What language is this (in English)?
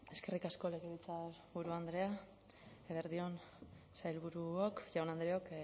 Basque